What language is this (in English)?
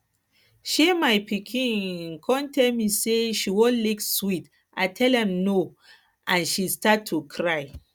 Nigerian Pidgin